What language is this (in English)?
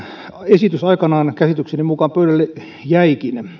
Finnish